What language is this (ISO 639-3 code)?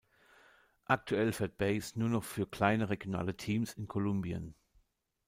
deu